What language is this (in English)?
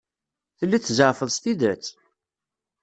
Kabyle